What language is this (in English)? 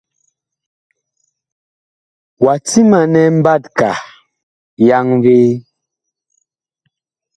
Bakoko